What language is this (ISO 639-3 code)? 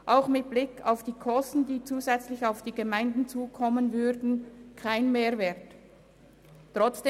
gsw